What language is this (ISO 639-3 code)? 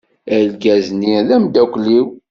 kab